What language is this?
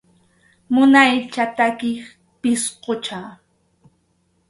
Arequipa-La Unión Quechua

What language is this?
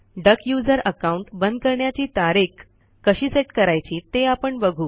Marathi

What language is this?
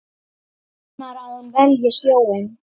Icelandic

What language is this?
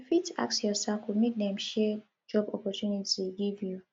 Nigerian Pidgin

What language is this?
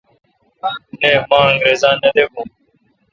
Kalkoti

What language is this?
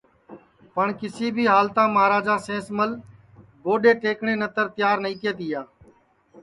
Sansi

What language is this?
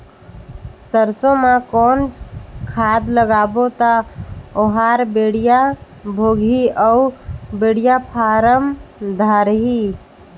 Chhattisgarhi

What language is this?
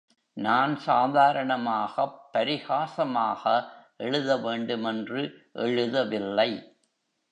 Tamil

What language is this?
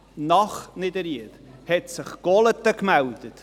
Swiss German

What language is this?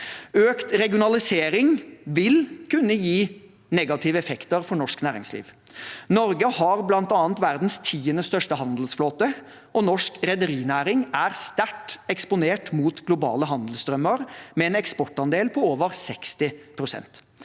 Norwegian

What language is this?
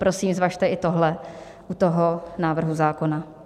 Czech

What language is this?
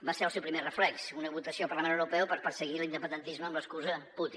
Catalan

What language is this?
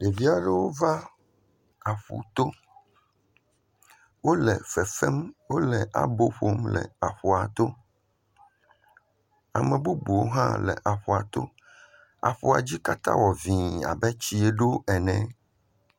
Ewe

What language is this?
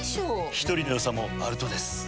Japanese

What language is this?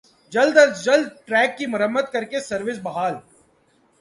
Urdu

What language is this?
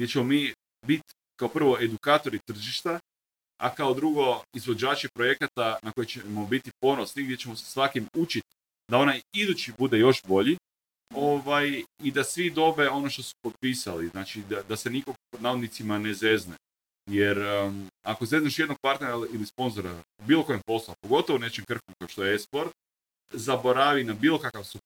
Croatian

